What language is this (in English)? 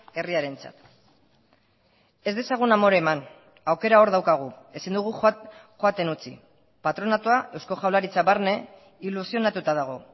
Basque